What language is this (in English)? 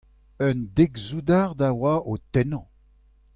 Breton